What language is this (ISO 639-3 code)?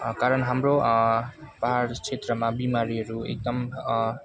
nep